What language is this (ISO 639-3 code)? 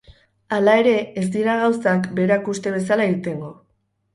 eus